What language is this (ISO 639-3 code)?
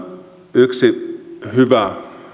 fin